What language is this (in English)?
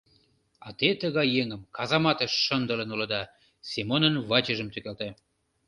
Mari